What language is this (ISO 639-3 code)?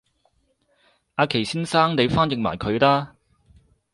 yue